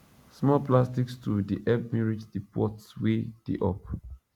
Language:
Nigerian Pidgin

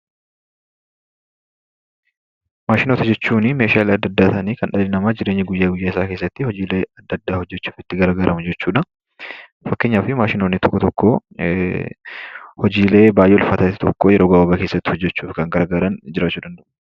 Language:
Oromo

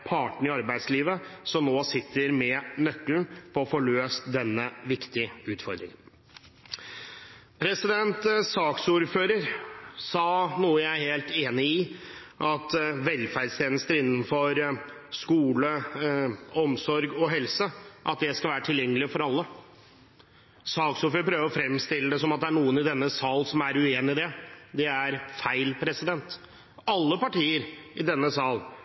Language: Norwegian Bokmål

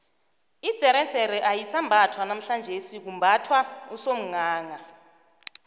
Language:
South Ndebele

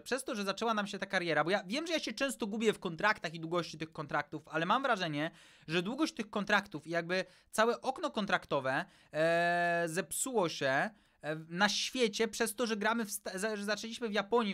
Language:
Polish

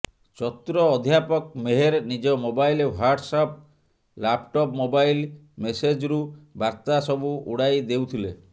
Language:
Odia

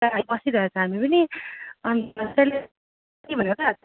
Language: Nepali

